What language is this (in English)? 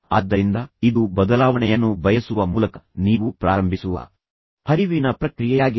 Kannada